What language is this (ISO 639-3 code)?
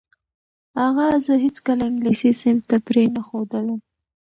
pus